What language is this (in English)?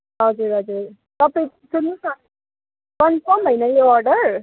Nepali